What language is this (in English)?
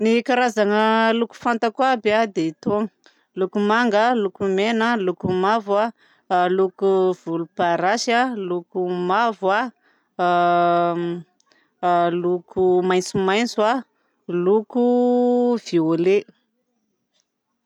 Southern Betsimisaraka Malagasy